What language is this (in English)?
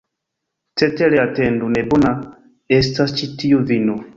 Esperanto